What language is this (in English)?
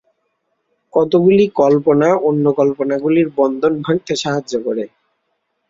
Bangla